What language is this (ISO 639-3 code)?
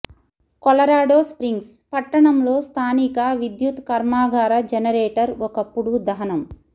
tel